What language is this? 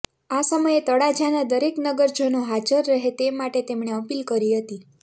Gujarati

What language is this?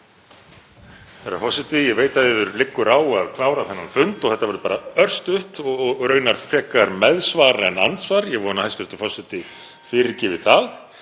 Icelandic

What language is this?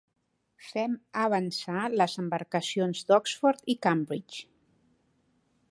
Catalan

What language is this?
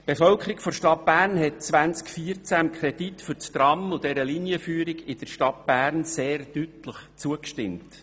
Swiss German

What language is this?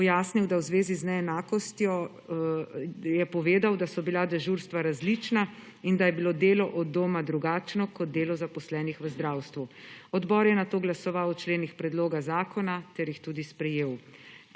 Slovenian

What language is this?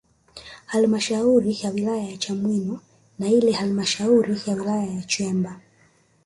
Swahili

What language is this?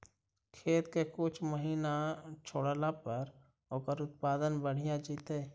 Magahi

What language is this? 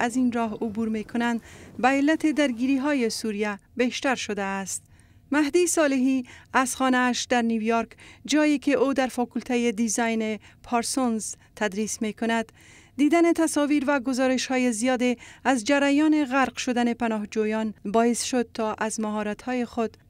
Persian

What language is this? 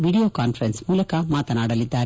Kannada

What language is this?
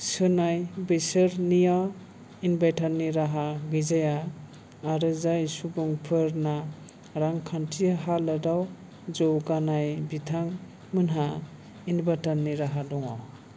Bodo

